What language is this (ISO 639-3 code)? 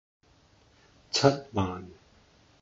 yue